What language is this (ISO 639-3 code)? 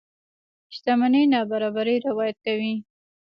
pus